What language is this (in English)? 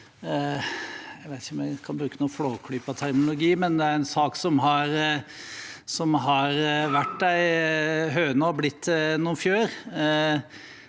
Norwegian